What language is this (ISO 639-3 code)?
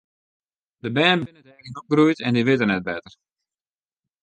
fry